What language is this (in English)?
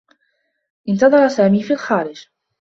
Arabic